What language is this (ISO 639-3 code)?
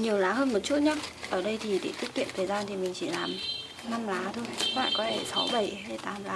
vie